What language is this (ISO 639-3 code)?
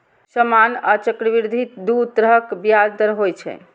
mai